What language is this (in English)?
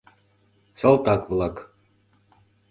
Mari